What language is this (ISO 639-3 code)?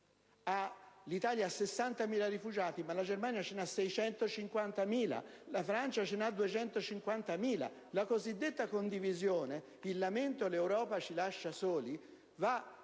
ita